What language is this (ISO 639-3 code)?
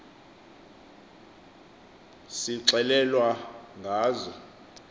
xho